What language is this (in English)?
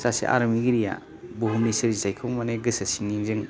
Bodo